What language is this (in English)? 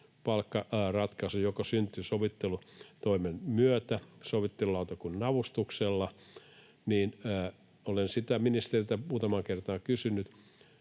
Finnish